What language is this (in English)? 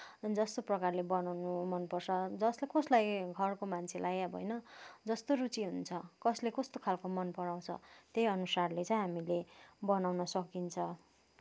Nepali